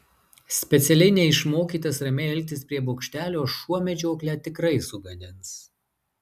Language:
Lithuanian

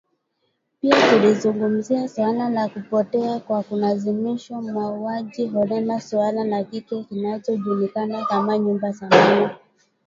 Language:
Swahili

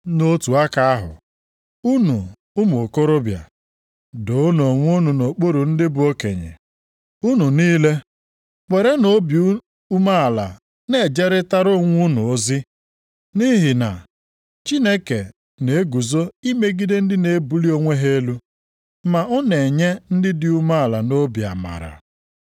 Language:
Igbo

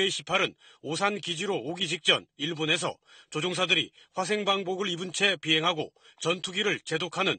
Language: Korean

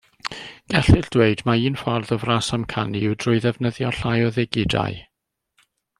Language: Welsh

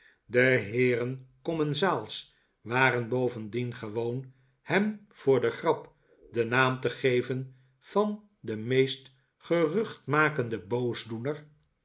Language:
Dutch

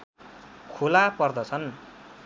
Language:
Nepali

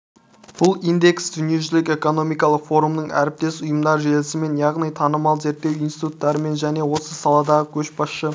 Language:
Kazakh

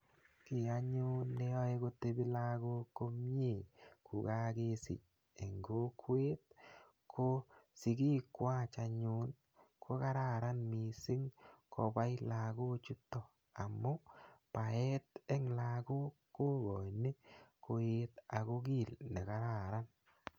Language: Kalenjin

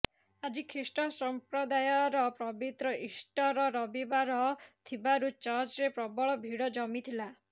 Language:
Odia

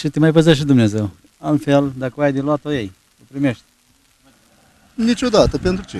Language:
Romanian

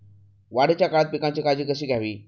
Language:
Marathi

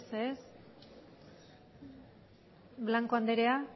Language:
Basque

